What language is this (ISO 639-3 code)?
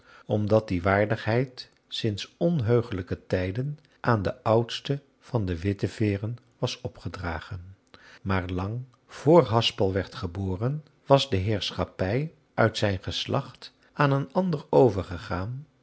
nld